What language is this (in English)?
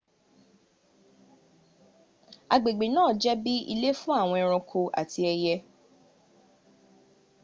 Yoruba